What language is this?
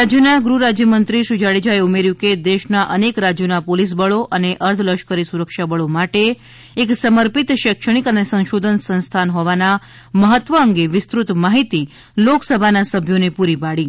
Gujarati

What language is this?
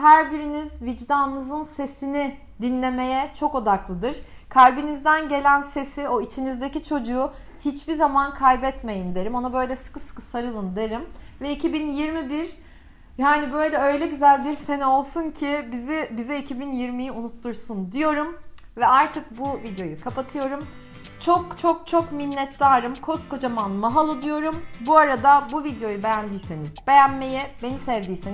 Turkish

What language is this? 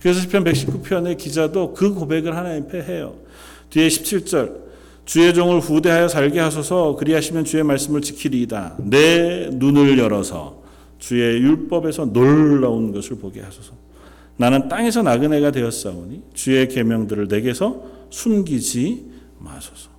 Korean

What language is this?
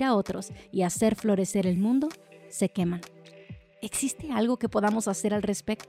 Spanish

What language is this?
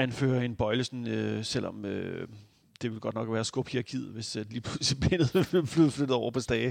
Danish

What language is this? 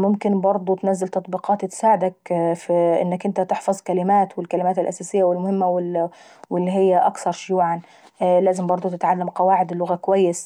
Saidi Arabic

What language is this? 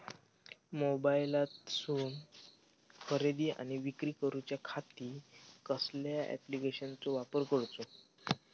Marathi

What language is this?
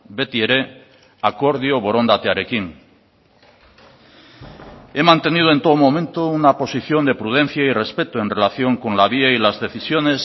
Spanish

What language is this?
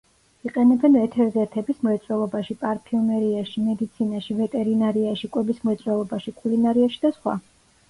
Georgian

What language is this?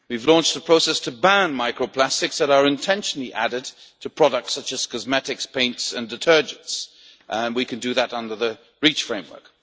English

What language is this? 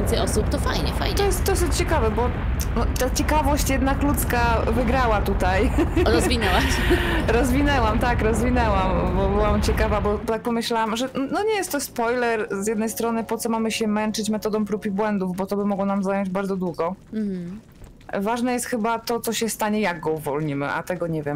Polish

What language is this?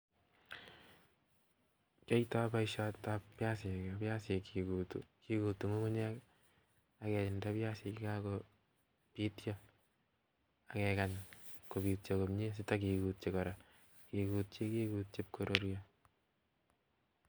Kalenjin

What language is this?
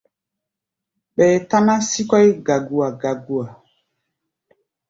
Gbaya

